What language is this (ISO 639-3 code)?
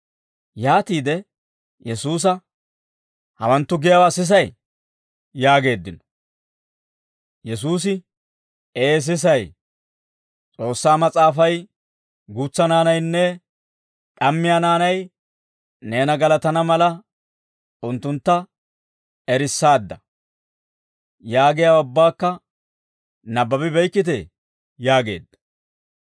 dwr